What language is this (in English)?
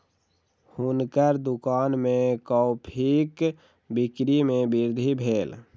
Maithili